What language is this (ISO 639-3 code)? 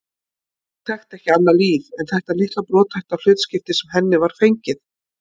isl